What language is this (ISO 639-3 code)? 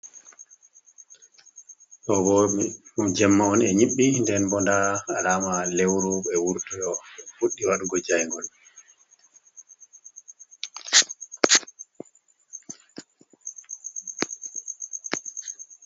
ful